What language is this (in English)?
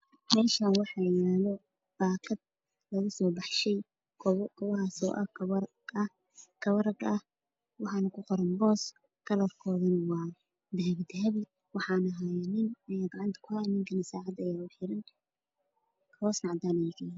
Somali